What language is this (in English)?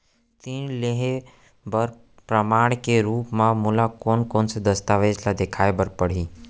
Chhattisgarhi